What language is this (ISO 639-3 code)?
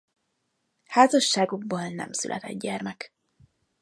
hun